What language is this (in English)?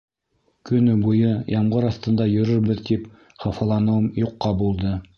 Bashkir